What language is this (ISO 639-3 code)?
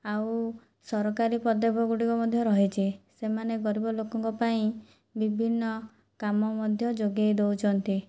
ori